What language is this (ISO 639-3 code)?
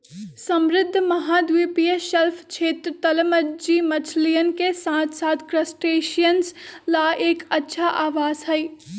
mag